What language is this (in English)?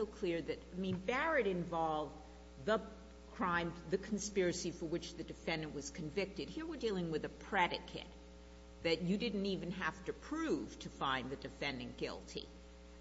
English